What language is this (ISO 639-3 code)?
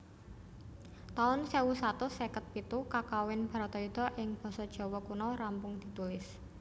jav